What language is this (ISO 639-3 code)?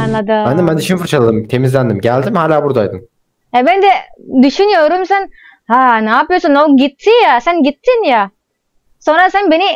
tur